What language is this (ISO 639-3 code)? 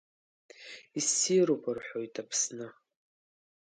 abk